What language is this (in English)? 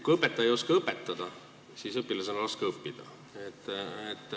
Estonian